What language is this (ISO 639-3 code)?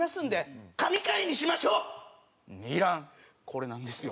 jpn